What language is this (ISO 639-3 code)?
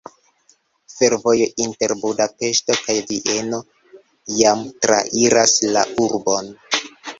epo